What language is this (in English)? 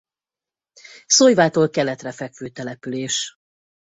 Hungarian